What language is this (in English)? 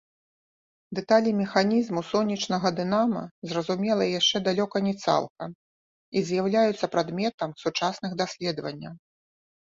Belarusian